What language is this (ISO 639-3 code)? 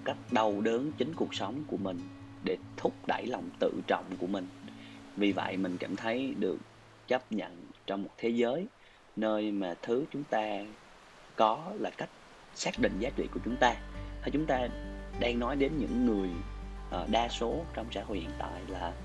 vie